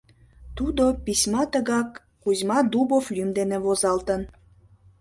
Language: Mari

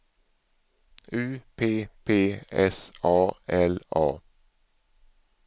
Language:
Swedish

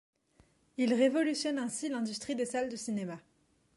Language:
French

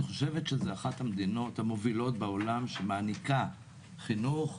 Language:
Hebrew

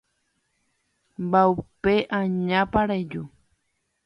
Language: Guarani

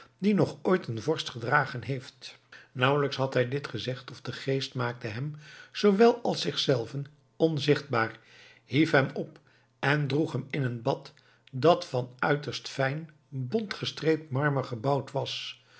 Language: Dutch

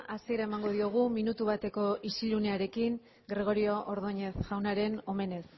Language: Basque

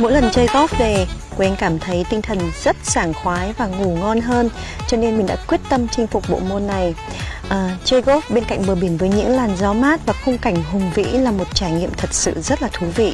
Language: Vietnamese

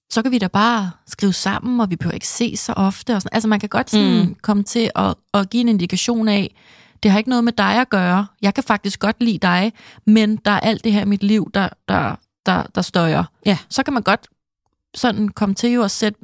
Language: Danish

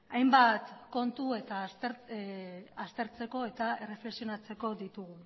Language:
Basque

